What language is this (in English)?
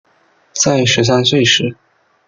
Chinese